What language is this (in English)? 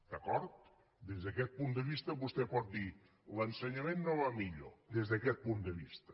Catalan